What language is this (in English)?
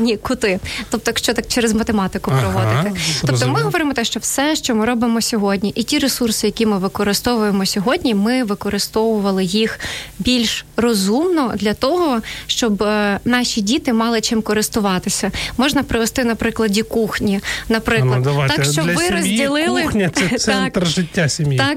Ukrainian